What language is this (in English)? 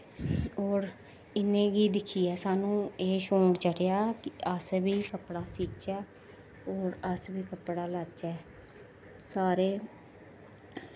Dogri